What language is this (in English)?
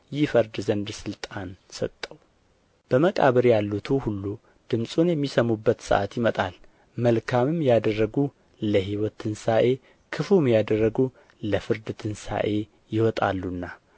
Amharic